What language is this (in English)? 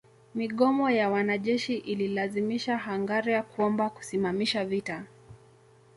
Swahili